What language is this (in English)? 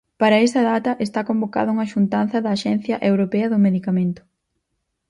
Galician